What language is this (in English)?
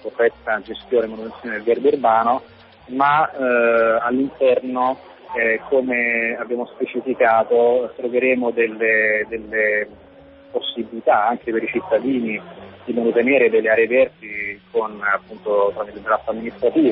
Italian